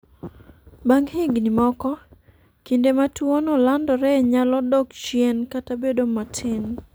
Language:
Luo (Kenya and Tanzania)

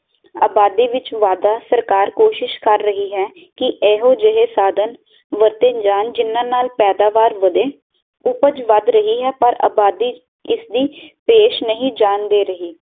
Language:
Punjabi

